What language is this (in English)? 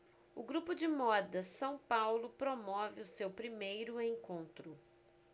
Portuguese